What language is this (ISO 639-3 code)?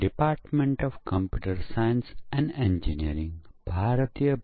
guj